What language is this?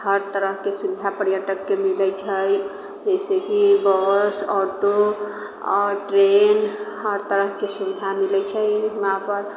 Maithili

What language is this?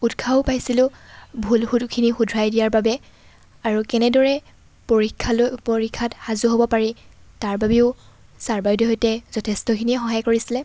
Assamese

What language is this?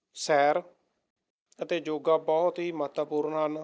Punjabi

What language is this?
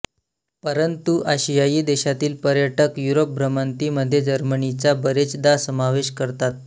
Marathi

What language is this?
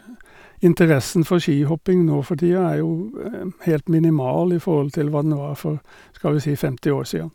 Norwegian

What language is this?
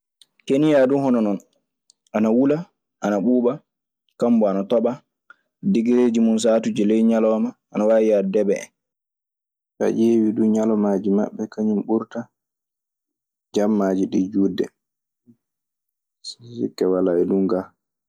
Maasina Fulfulde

